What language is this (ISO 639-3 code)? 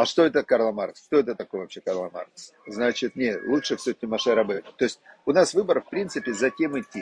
rus